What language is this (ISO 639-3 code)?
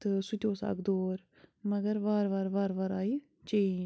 kas